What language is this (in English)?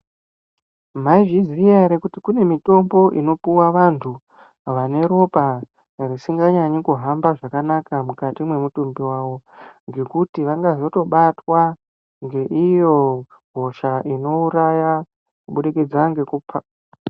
Ndau